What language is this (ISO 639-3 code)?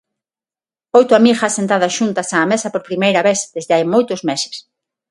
glg